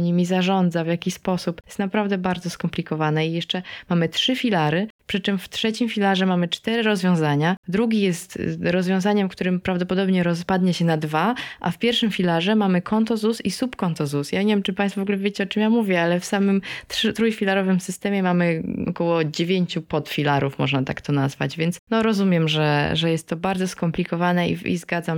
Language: Polish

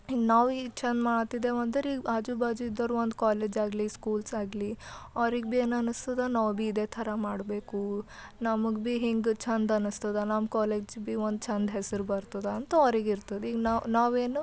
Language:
Kannada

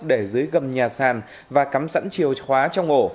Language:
Vietnamese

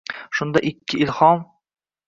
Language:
Uzbek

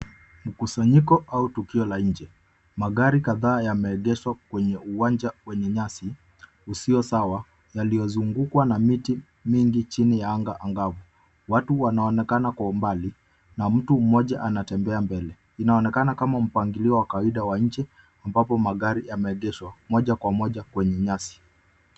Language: Swahili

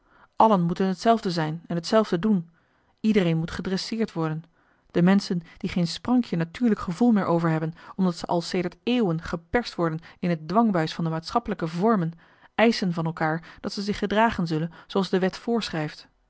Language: Dutch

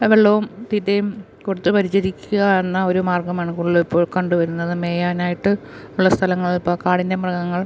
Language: Malayalam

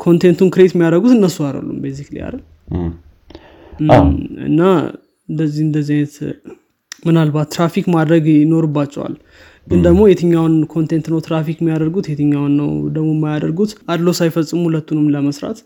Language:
Amharic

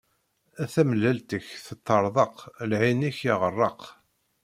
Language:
Kabyle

